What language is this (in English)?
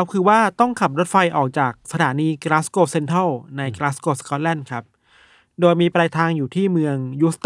Thai